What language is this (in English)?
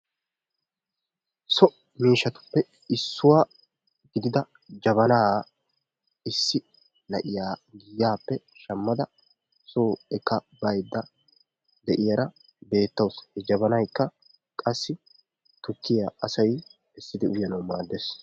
Wolaytta